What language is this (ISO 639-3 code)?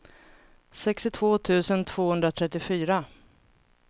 swe